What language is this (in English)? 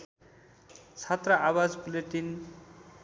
Nepali